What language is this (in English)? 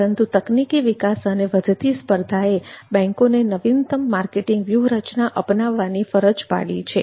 Gujarati